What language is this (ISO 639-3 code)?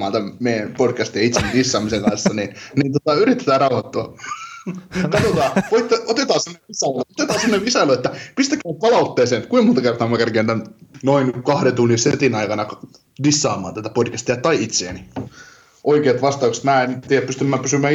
fin